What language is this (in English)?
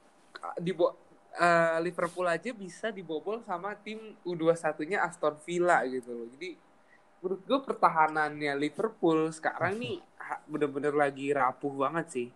Indonesian